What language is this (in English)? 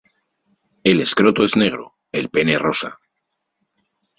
Spanish